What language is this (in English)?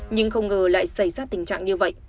Vietnamese